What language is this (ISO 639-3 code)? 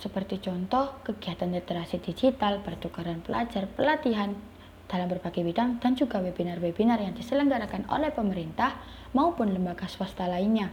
ind